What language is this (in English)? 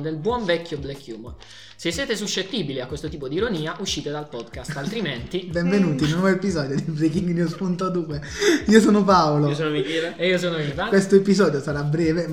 Italian